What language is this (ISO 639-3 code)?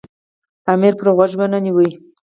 pus